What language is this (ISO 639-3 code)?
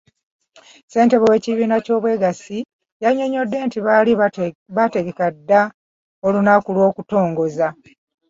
lug